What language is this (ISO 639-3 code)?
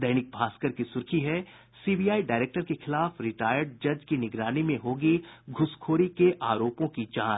hin